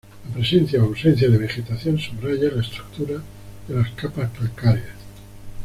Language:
Spanish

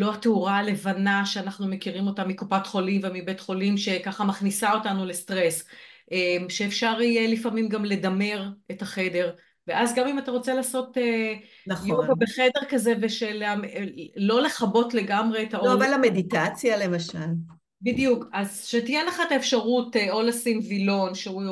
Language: Hebrew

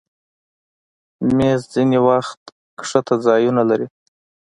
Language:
Pashto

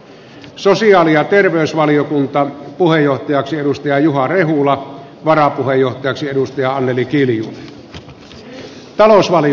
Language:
Finnish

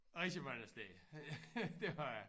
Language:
Danish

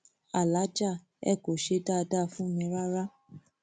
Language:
Yoruba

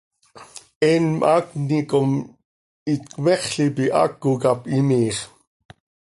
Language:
Seri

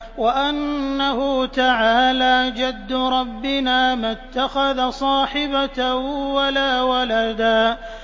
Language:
Arabic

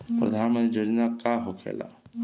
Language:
Bhojpuri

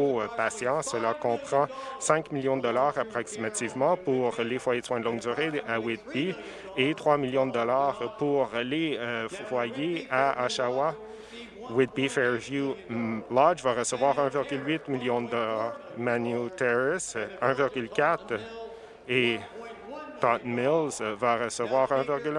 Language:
French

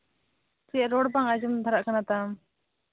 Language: Santali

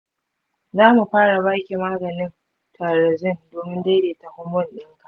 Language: Hausa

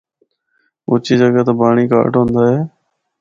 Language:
Northern Hindko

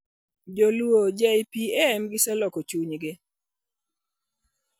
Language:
Luo (Kenya and Tanzania)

